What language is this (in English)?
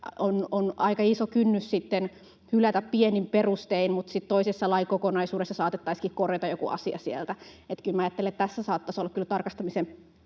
Finnish